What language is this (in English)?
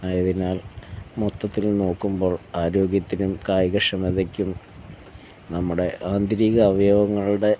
Malayalam